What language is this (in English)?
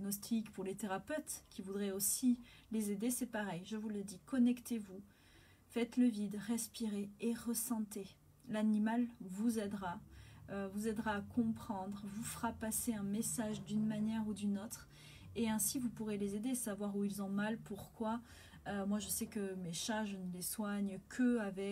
French